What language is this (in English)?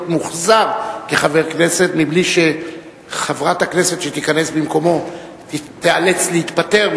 Hebrew